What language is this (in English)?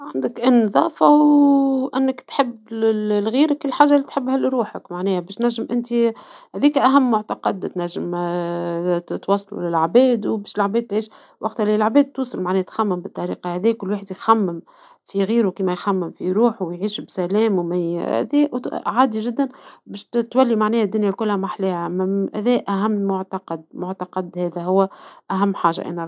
Tunisian Arabic